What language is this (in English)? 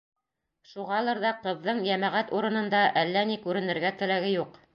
Bashkir